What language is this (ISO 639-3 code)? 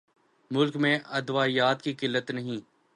urd